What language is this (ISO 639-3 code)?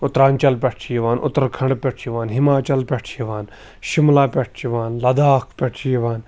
kas